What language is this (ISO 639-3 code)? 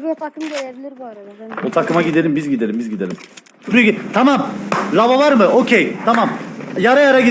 tur